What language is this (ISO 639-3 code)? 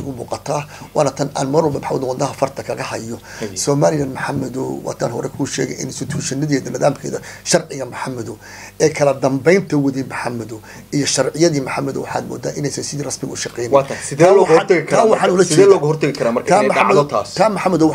ara